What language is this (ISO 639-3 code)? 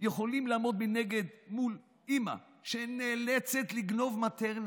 heb